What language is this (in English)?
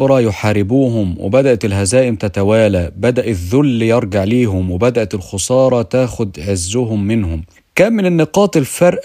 Arabic